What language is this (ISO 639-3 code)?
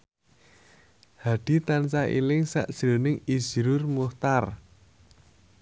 jav